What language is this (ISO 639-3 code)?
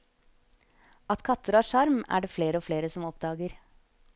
nor